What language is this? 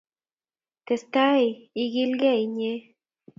Kalenjin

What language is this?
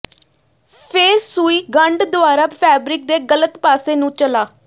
Punjabi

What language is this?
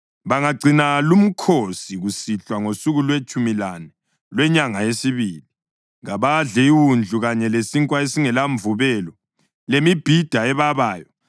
North Ndebele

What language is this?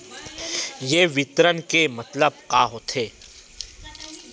Chhattisgarhi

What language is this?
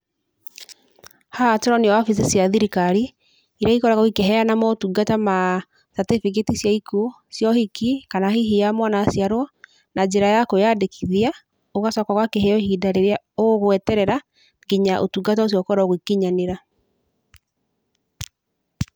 Kikuyu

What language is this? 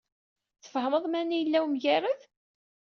Kabyle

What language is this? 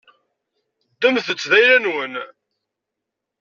Kabyle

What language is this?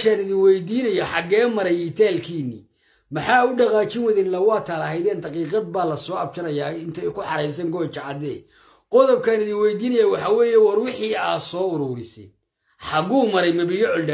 Arabic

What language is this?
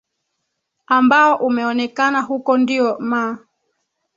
Swahili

